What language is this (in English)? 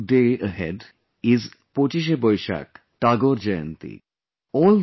English